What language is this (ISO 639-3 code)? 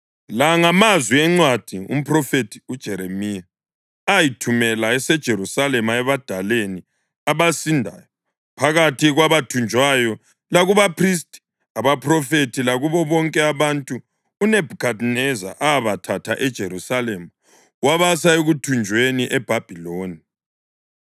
nde